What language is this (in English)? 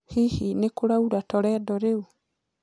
Kikuyu